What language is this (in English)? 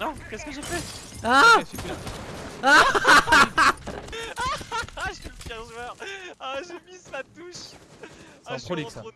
French